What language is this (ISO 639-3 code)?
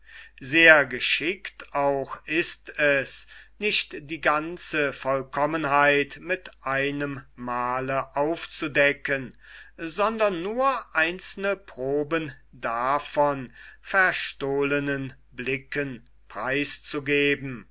deu